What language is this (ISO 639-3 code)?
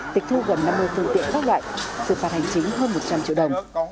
vie